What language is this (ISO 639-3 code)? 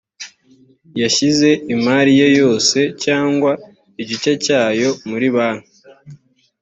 kin